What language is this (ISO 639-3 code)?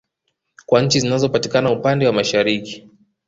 swa